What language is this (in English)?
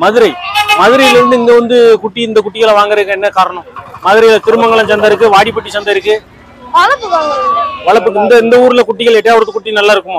Tamil